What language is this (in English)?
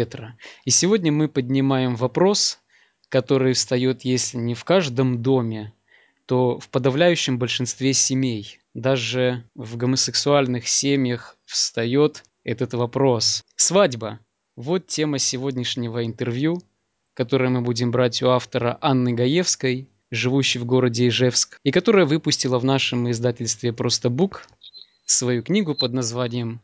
Russian